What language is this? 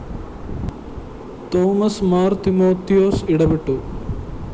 Malayalam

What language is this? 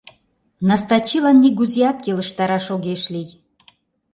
Mari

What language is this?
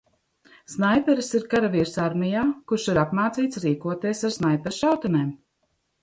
Latvian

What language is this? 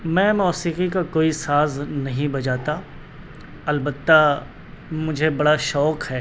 Urdu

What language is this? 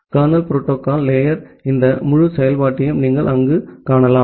Tamil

